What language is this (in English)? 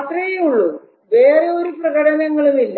Malayalam